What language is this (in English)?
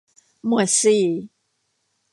Thai